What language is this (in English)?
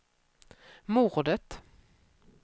Swedish